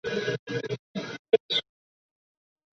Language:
Chinese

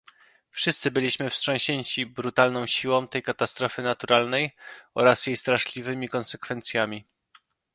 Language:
Polish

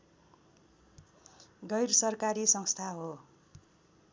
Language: Nepali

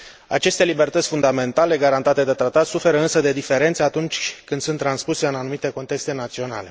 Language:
Romanian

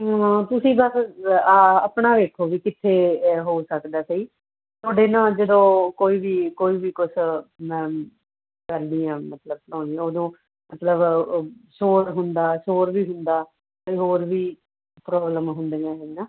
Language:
Punjabi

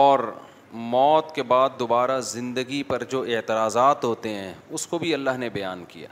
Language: Urdu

